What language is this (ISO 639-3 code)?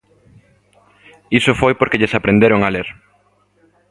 glg